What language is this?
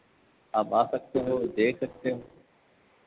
Hindi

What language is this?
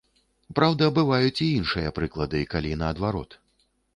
Belarusian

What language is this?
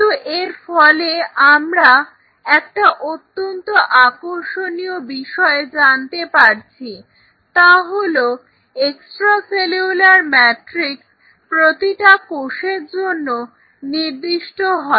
Bangla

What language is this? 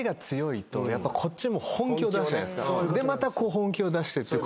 Japanese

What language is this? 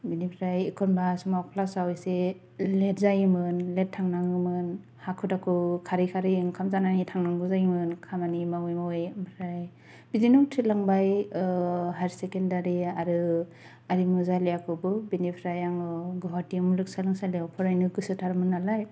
Bodo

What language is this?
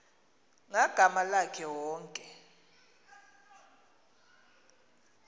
Xhosa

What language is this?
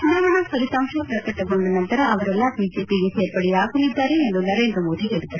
Kannada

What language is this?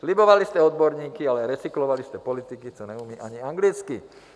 Czech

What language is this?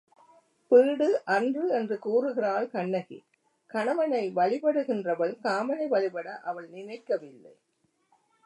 Tamil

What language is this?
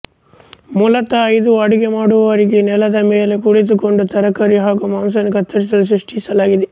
Kannada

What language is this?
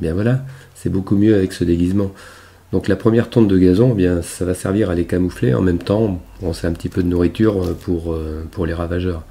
French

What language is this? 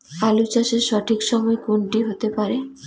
Bangla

